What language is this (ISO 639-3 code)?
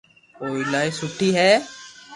lrk